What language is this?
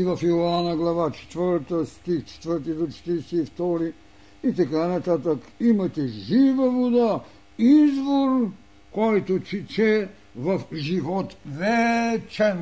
Bulgarian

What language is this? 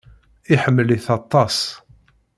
Kabyle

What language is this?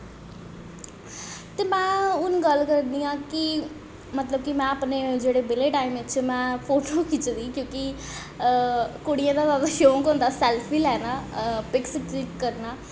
Dogri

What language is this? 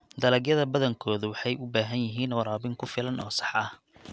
Somali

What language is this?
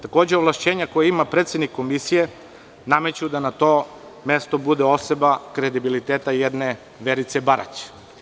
Serbian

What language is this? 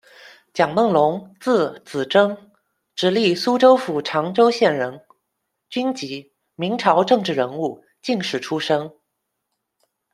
Chinese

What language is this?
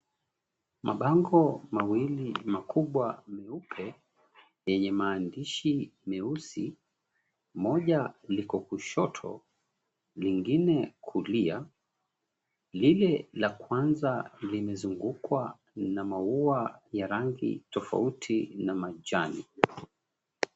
Swahili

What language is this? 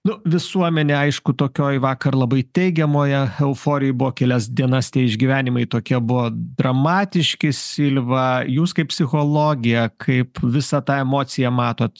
Lithuanian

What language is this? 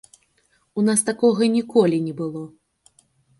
Belarusian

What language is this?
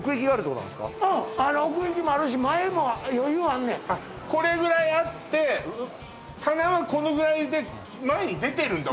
Japanese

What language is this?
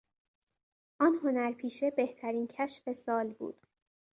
Persian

